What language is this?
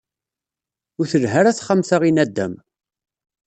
Kabyle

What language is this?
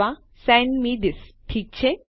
Gujarati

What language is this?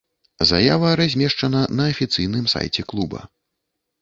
Belarusian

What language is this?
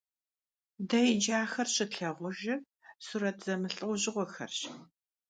Kabardian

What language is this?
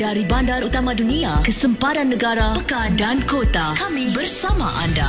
Malay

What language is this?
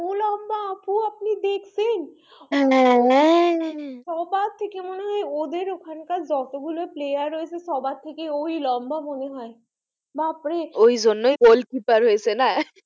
Bangla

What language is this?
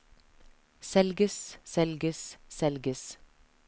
Norwegian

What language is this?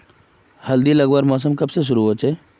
Magahi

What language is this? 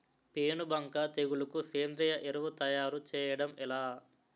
Telugu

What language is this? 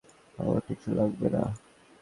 Bangla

